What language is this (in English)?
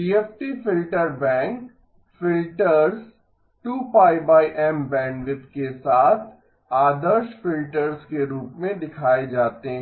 Hindi